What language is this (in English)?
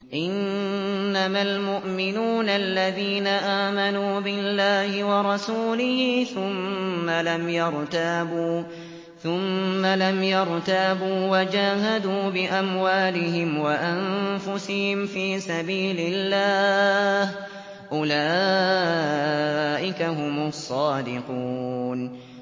Arabic